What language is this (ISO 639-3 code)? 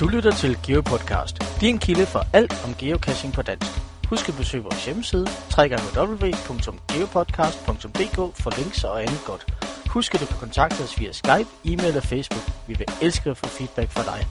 dan